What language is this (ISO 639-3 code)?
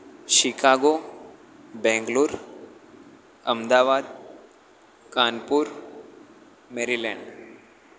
guj